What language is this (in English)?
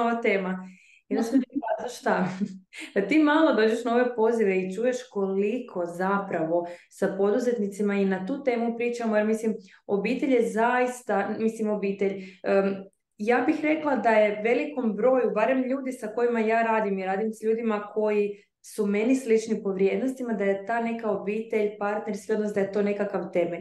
Croatian